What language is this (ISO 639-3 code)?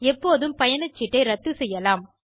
tam